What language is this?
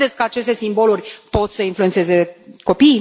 Romanian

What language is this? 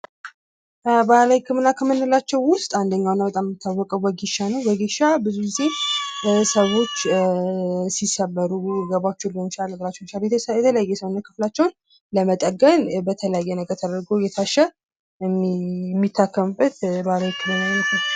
Amharic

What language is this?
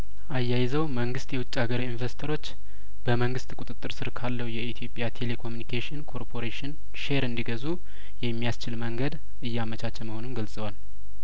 Amharic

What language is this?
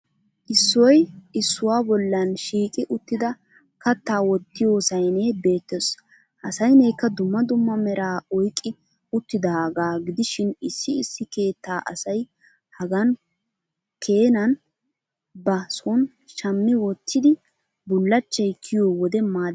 Wolaytta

